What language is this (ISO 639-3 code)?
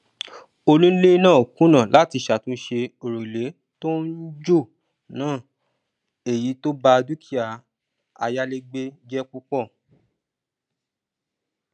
yor